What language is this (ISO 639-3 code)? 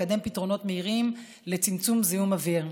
heb